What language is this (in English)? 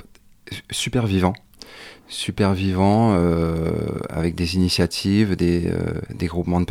French